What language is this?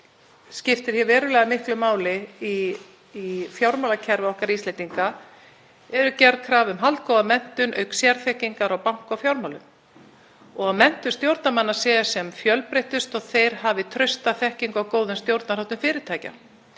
Icelandic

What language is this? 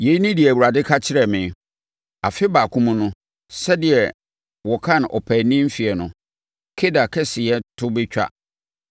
Akan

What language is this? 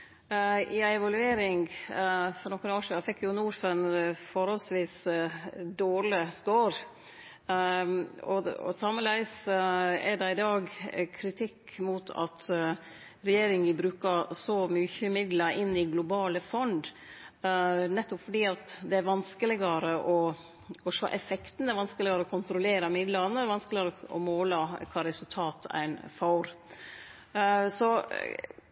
Norwegian Nynorsk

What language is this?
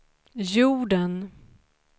Swedish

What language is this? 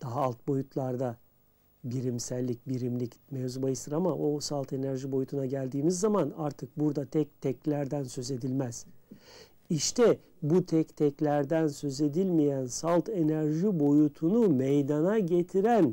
Turkish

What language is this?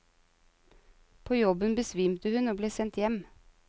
Norwegian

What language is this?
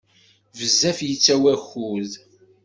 Kabyle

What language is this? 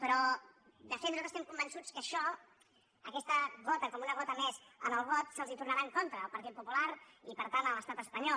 Catalan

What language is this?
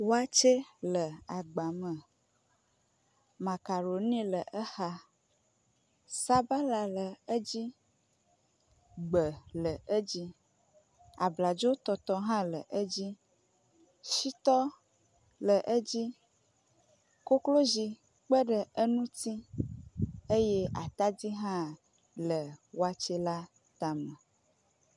Ewe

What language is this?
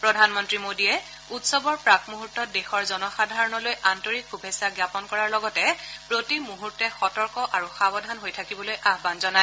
Assamese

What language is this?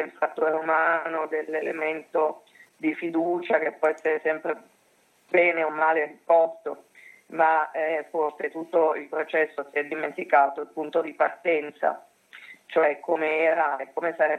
Italian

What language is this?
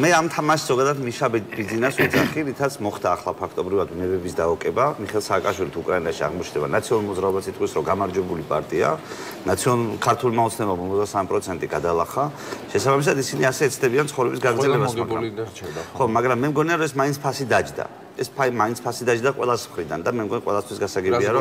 Romanian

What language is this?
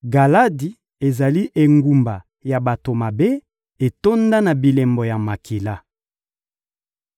Lingala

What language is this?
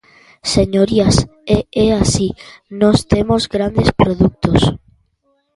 Galician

